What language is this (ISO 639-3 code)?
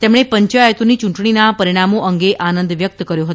guj